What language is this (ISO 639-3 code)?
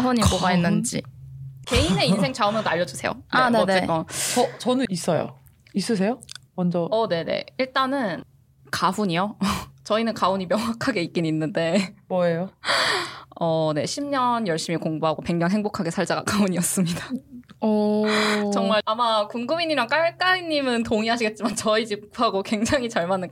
kor